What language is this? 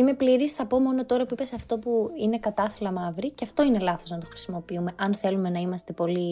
Greek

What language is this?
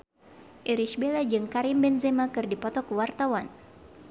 Sundanese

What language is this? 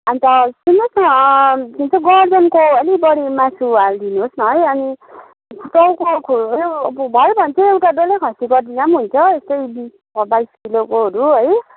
Nepali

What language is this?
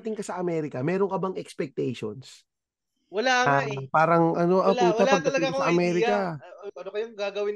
Filipino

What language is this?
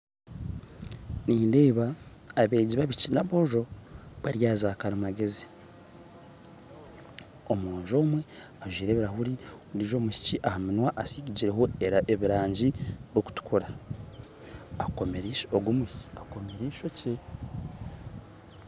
Nyankole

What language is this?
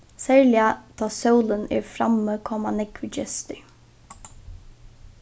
Faroese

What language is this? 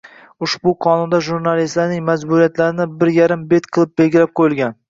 Uzbek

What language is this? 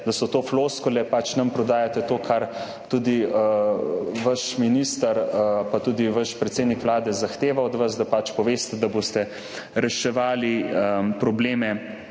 Slovenian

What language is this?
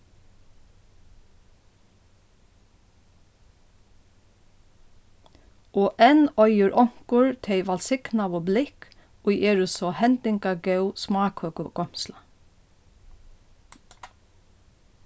Faroese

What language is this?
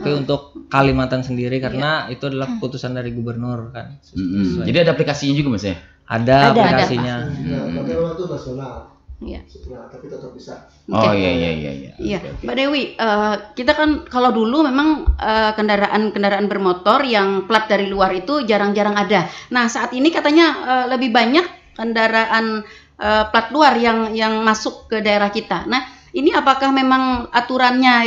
Indonesian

